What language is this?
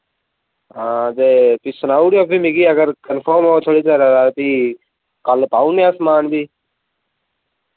Dogri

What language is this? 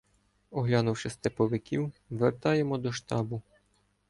Ukrainian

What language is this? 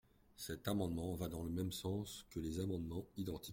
French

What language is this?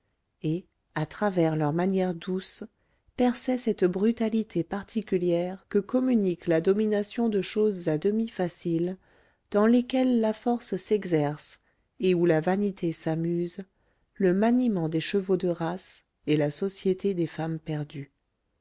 French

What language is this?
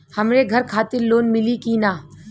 Bhojpuri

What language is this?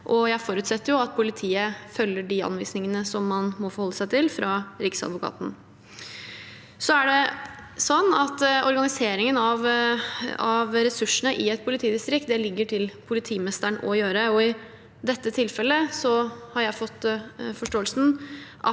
Norwegian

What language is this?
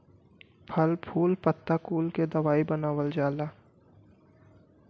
Bhojpuri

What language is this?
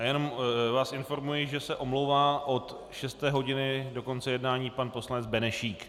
Czech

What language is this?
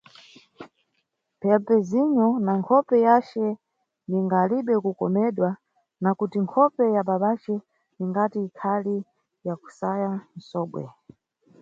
Nyungwe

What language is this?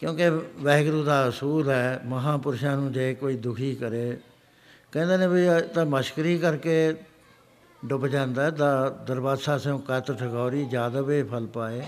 Punjabi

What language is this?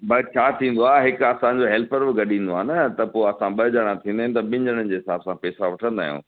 Sindhi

